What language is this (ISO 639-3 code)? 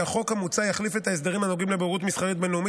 heb